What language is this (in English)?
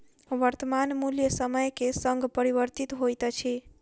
Maithili